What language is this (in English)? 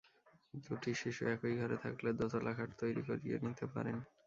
Bangla